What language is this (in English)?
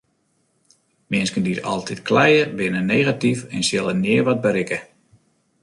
Western Frisian